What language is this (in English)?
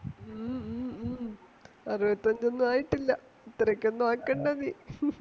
Malayalam